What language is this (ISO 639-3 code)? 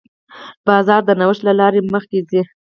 pus